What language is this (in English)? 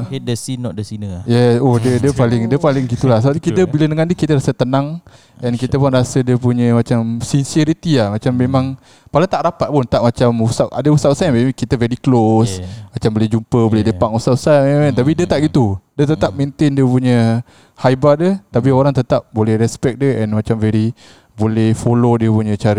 Malay